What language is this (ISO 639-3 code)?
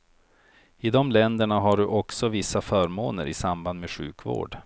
swe